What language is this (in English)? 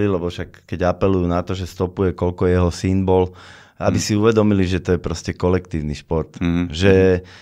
Slovak